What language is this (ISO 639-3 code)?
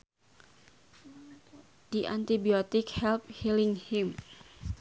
sun